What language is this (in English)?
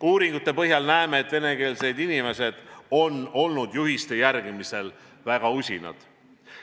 Estonian